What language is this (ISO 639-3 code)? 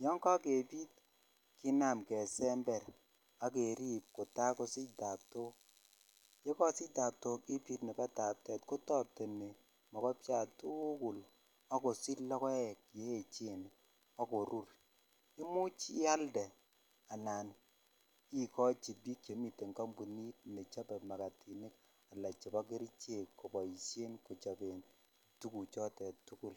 kln